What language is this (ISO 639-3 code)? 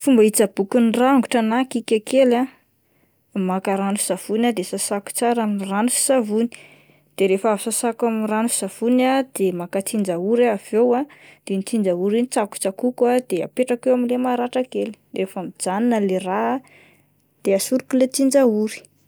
mlg